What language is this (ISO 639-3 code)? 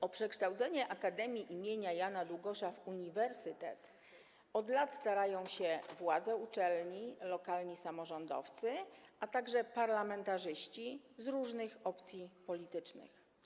pol